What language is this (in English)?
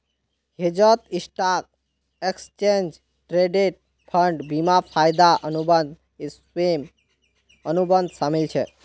Magahi